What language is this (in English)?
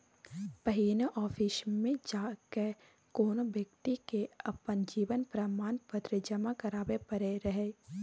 Maithili